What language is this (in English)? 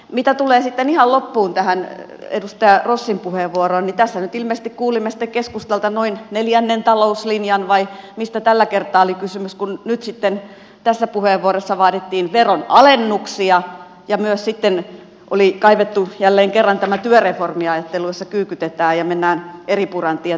Finnish